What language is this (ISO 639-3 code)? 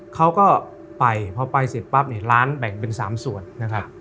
tha